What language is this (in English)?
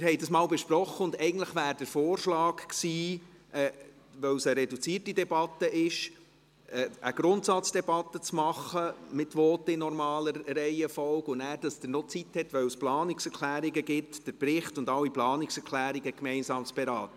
Swiss German